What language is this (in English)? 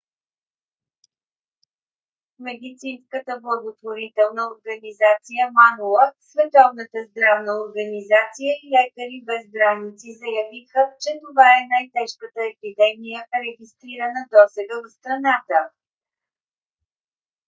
Bulgarian